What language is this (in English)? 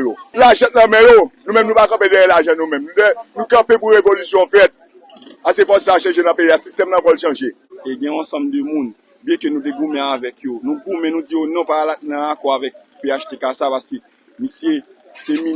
French